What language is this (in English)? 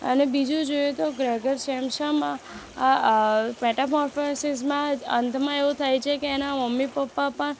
Gujarati